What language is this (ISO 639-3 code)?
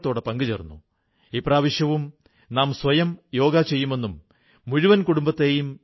mal